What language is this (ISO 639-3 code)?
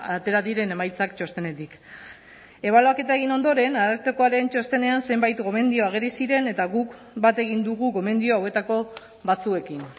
eus